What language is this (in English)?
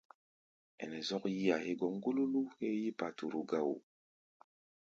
Gbaya